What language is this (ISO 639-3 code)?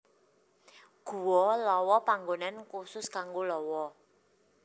jav